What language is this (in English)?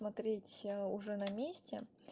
Russian